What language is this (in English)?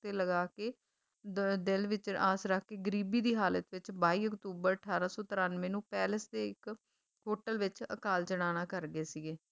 Punjabi